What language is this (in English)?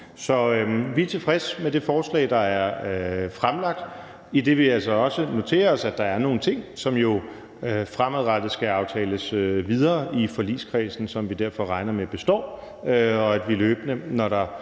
Danish